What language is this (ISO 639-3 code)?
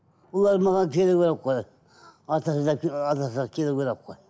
kaz